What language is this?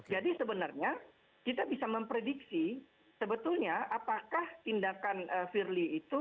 Indonesian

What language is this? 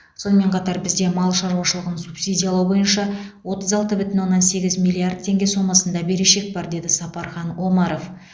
Kazakh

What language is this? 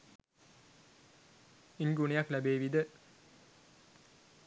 Sinhala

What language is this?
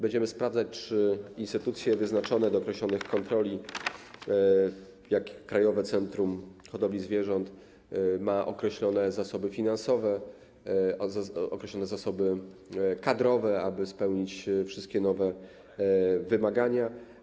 Polish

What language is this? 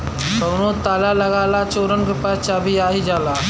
Bhojpuri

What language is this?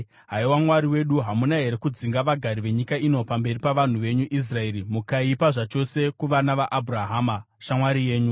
Shona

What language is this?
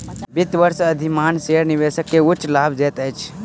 Maithili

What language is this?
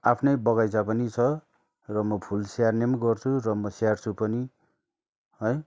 Nepali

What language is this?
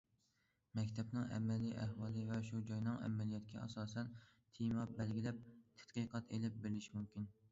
Uyghur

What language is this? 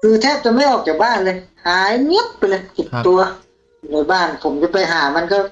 Thai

